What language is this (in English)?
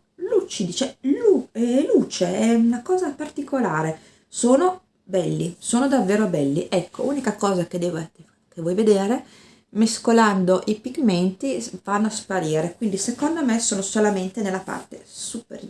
Italian